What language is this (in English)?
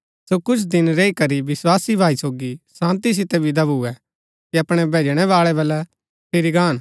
Gaddi